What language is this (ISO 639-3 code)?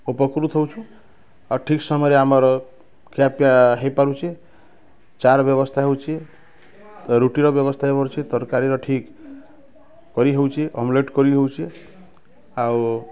ori